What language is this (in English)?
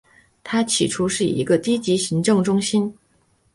Chinese